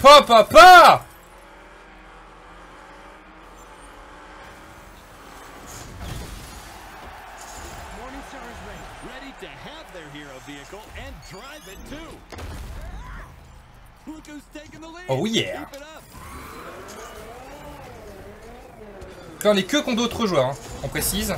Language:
French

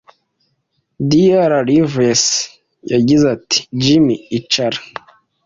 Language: Kinyarwanda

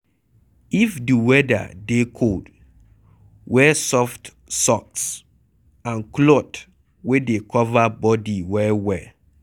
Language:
Nigerian Pidgin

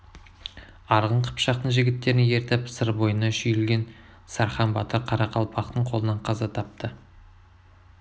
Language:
Kazakh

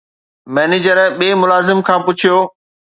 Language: Sindhi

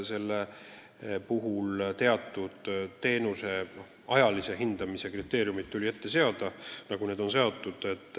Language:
Estonian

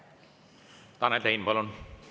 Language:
Estonian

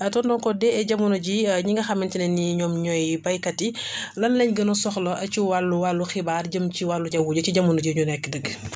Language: Wolof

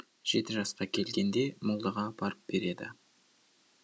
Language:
Kazakh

